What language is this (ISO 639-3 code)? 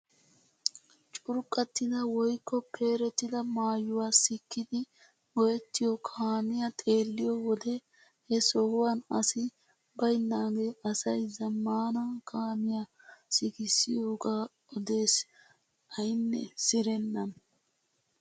wal